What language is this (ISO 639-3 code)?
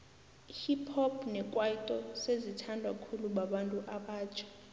nbl